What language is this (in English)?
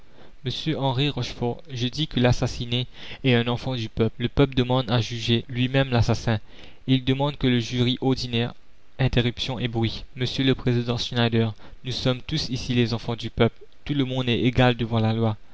French